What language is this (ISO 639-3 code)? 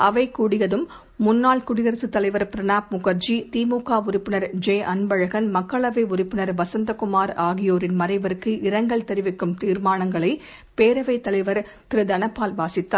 tam